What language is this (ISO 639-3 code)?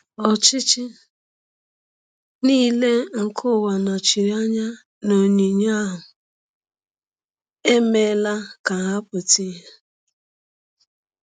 ibo